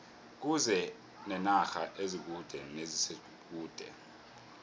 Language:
South Ndebele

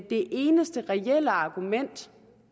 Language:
Danish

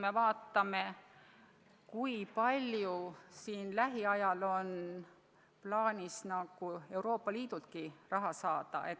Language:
Estonian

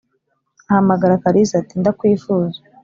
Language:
Kinyarwanda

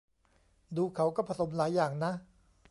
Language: Thai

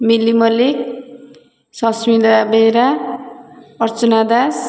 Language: Odia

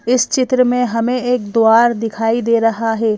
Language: Hindi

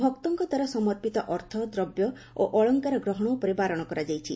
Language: Odia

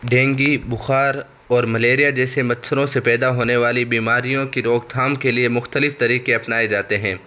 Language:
Urdu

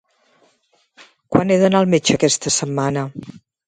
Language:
Catalan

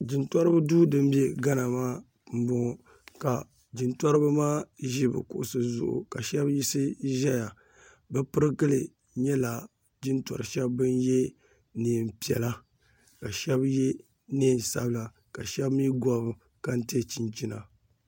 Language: Dagbani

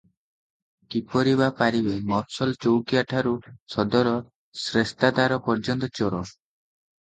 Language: Odia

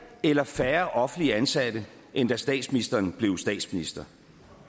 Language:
Danish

